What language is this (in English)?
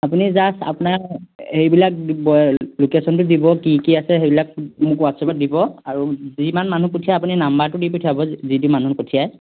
Assamese